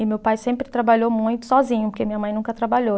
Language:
Portuguese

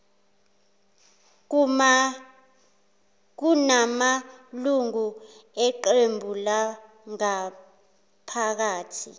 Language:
Zulu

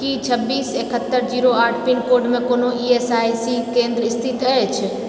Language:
Maithili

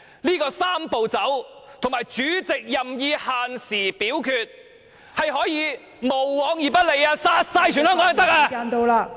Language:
Cantonese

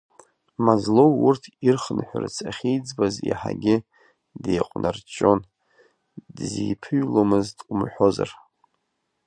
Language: Abkhazian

